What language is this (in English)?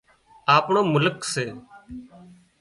Wadiyara Koli